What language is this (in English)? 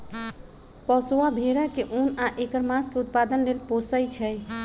Magahi